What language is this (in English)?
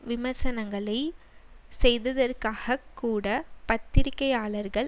Tamil